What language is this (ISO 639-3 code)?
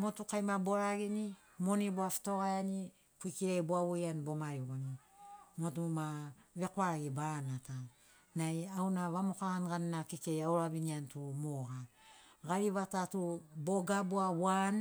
snc